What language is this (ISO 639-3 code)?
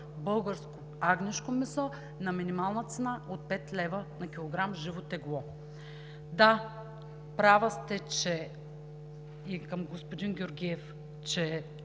bul